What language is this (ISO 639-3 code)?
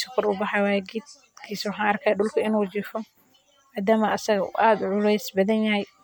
som